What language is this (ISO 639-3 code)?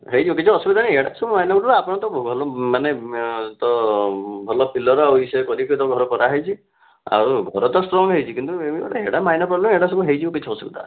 ori